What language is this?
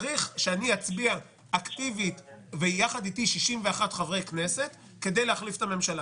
Hebrew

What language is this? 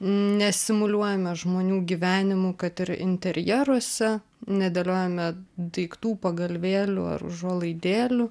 Lithuanian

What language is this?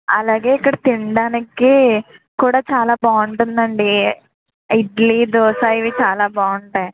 Telugu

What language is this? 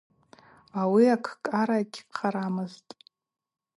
Abaza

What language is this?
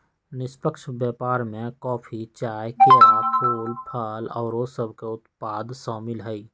Magahi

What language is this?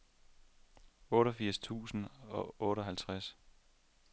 Danish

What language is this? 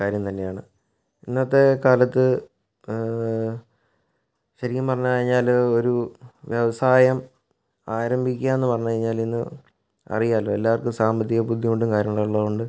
Malayalam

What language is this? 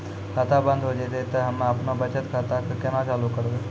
Maithili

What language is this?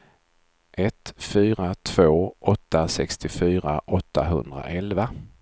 Swedish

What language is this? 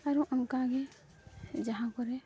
Santali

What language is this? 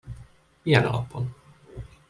Hungarian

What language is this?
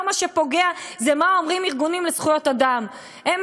Hebrew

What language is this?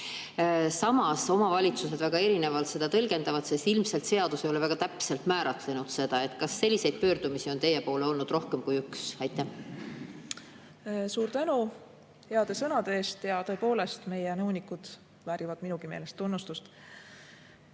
Estonian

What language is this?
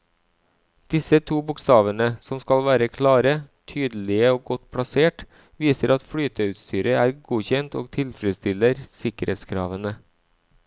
Norwegian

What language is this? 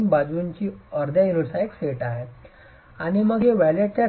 Marathi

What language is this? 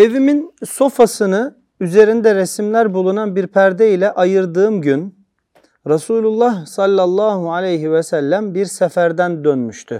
Turkish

